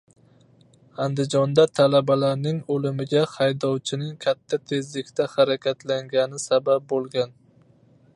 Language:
Uzbek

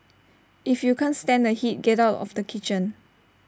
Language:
English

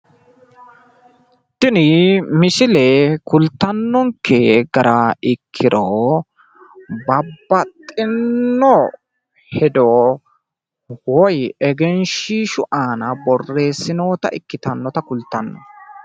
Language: Sidamo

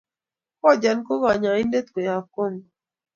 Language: Kalenjin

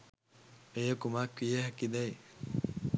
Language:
Sinhala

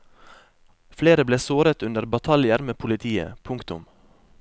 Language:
Norwegian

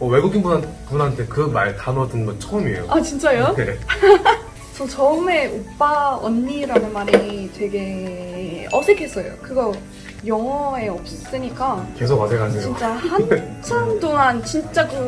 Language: Korean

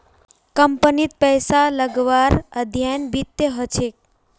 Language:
Magahi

